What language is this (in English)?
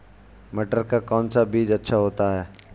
Hindi